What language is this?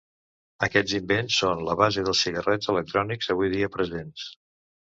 Catalan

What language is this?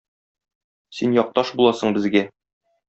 Tatar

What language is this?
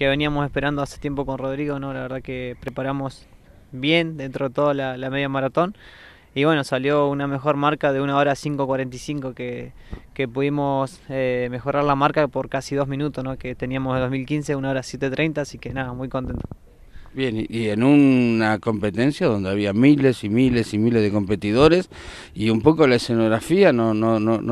Spanish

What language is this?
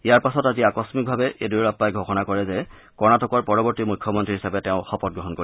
Assamese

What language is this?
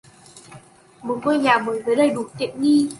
Vietnamese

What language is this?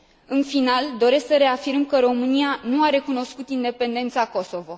Romanian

